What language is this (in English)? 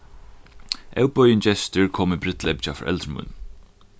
Faroese